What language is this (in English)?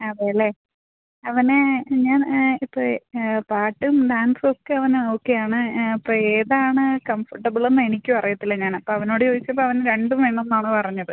Malayalam